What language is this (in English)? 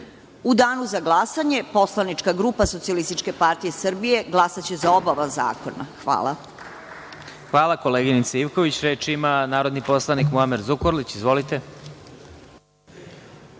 Serbian